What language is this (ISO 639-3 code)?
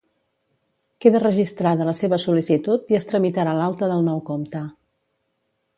cat